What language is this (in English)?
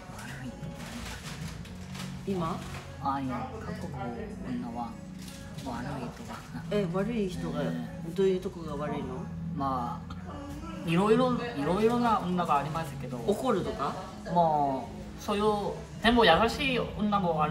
Japanese